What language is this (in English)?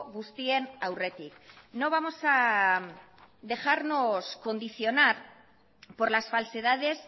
Spanish